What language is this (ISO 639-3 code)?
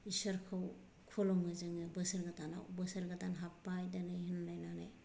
brx